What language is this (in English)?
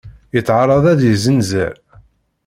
Kabyle